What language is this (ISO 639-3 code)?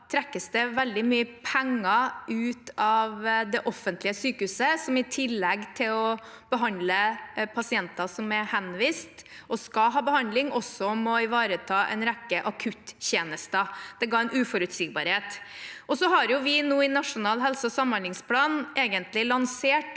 nor